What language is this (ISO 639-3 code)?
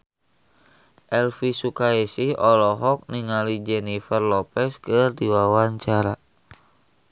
sun